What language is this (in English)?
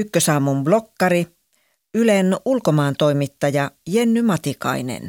Finnish